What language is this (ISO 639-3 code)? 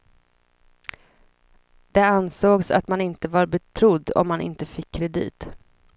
swe